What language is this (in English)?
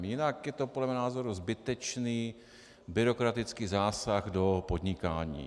Czech